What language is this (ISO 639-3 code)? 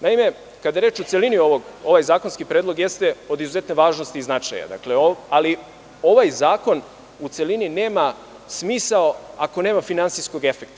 srp